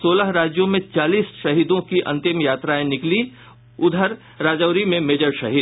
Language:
Hindi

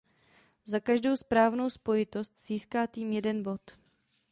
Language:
Czech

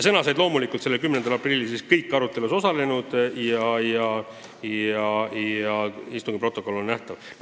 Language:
Estonian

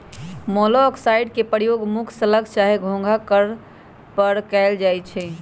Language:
Magahi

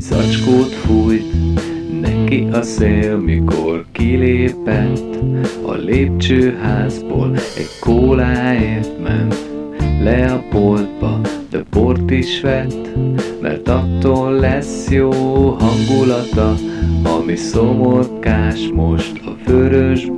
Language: Hungarian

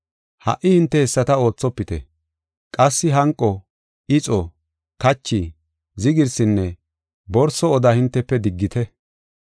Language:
Gofa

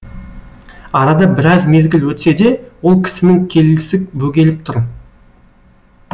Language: Kazakh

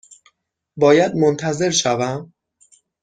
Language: Persian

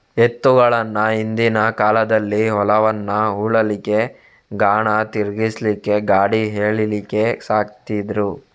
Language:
Kannada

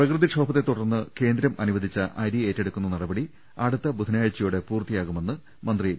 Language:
Malayalam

